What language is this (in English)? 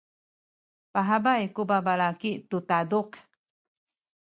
Sakizaya